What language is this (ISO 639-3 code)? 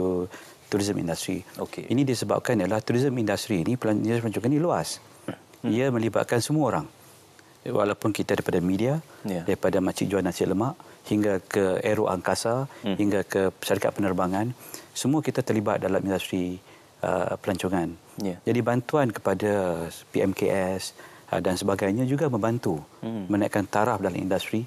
msa